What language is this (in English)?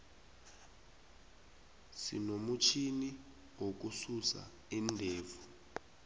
South Ndebele